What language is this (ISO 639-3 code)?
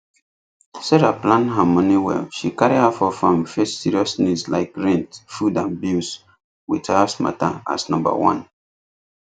pcm